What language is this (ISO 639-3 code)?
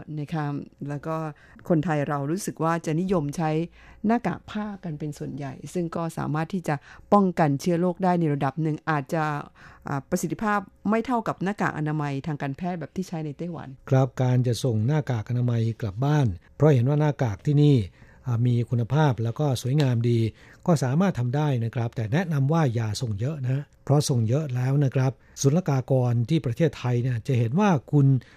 tha